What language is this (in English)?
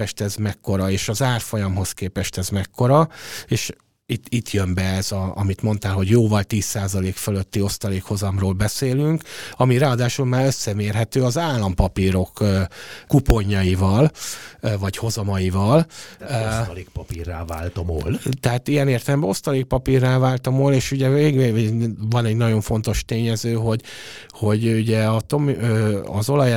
Hungarian